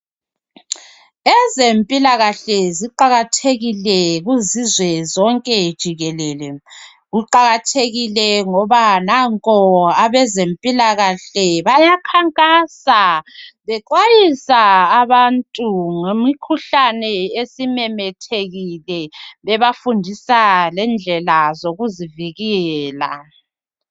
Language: North Ndebele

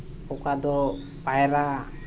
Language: Santali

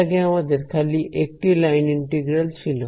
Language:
Bangla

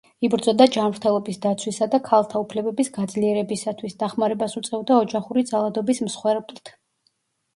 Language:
Georgian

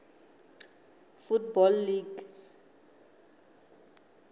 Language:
Tsonga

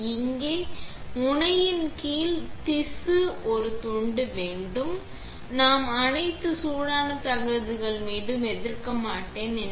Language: Tamil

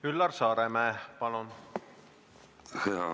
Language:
Estonian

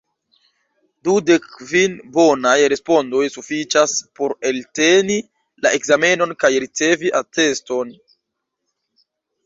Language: Esperanto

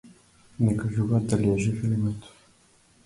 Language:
Macedonian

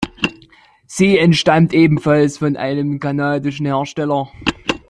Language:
German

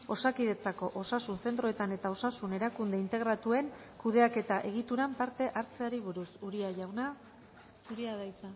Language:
Basque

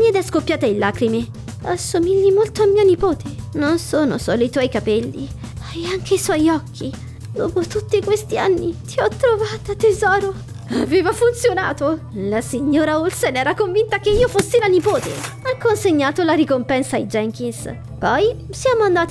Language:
Italian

